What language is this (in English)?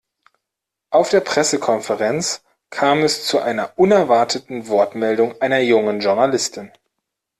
German